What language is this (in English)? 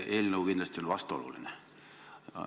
Estonian